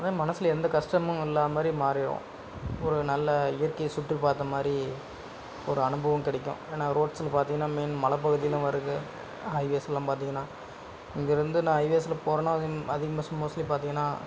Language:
Tamil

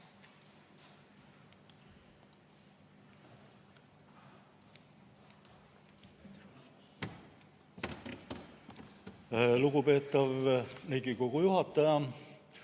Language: Estonian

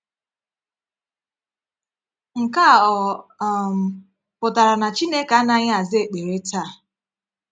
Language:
Igbo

